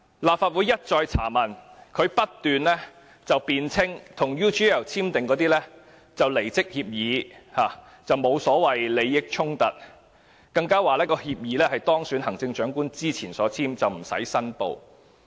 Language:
Cantonese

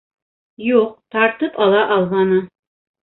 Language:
Bashkir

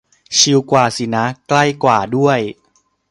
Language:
Thai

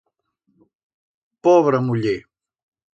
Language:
Aragonese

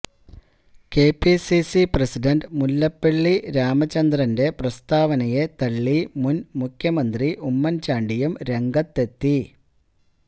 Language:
Malayalam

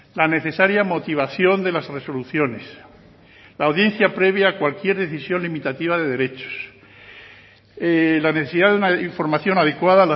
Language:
Spanish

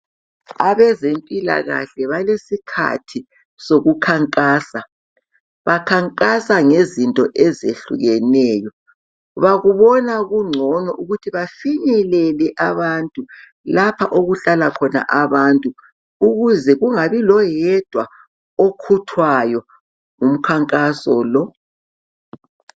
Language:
North Ndebele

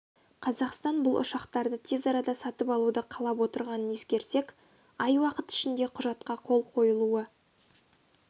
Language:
Kazakh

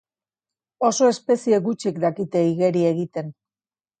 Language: Basque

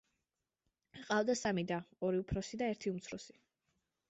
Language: Georgian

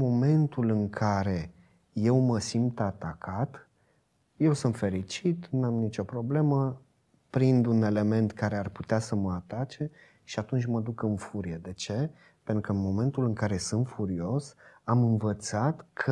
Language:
Romanian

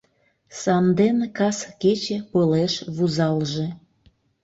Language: Mari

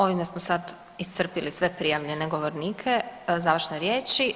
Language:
Croatian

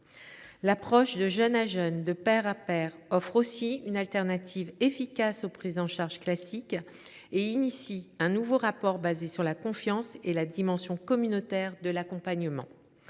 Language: French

